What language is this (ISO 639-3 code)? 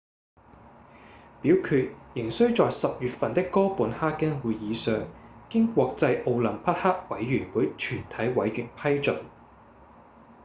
yue